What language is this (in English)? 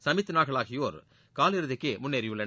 Tamil